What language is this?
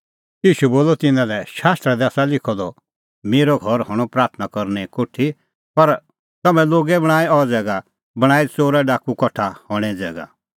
Kullu Pahari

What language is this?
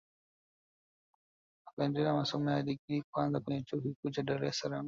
Swahili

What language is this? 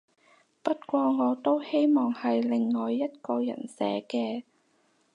Cantonese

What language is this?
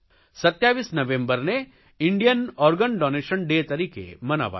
Gujarati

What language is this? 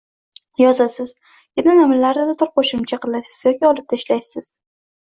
Uzbek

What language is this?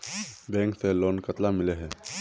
Magahi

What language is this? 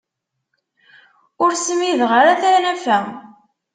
Kabyle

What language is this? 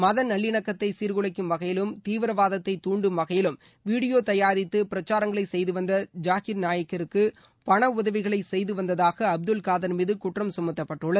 Tamil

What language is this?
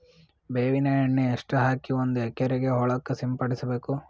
Kannada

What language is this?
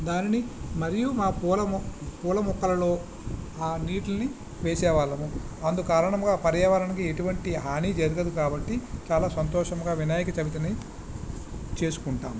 Telugu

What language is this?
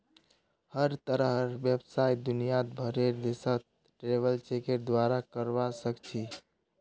Magahi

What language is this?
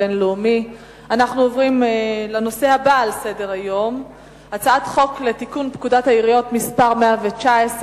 Hebrew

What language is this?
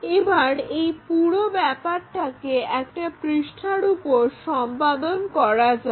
Bangla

